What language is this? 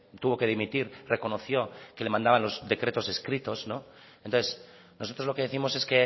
Spanish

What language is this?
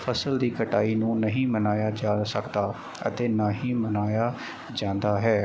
Punjabi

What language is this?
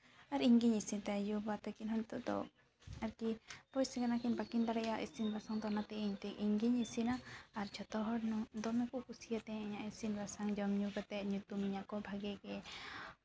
Santali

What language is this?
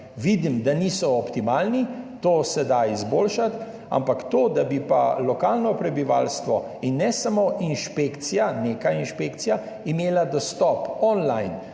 Slovenian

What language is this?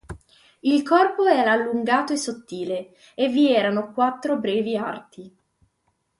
Italian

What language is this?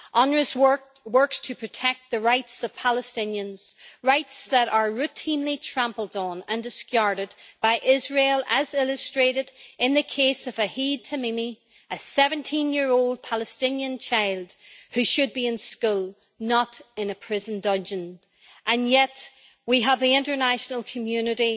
English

